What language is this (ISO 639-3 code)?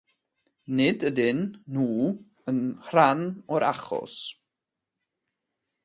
cym